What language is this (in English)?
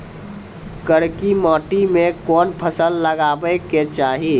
Maithili